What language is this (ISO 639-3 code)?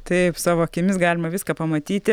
lit